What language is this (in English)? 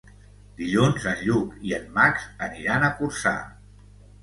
Catalan